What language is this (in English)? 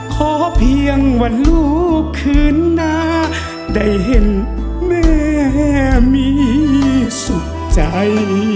Thai